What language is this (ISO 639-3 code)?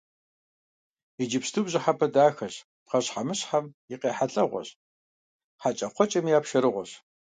kbd